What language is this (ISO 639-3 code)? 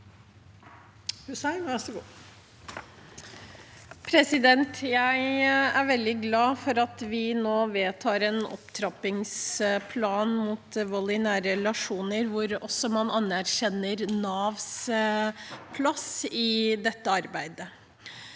nor